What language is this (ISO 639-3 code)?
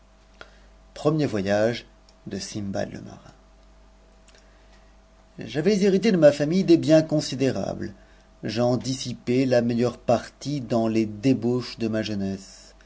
fra